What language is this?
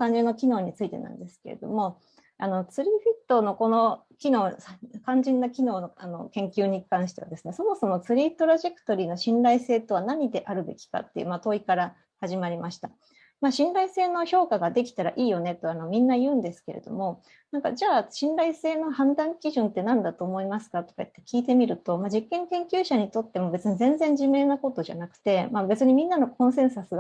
Japanese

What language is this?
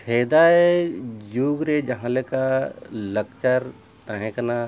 Santali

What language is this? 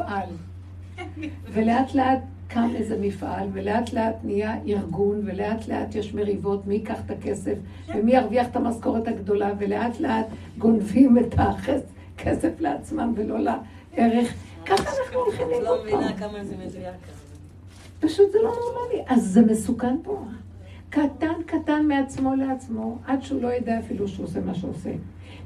Hebrew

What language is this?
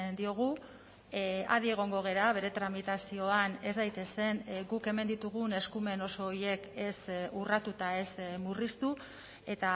Basque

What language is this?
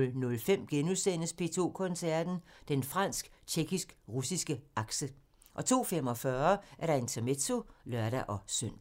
Danish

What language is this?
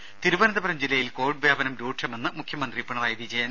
Malayalam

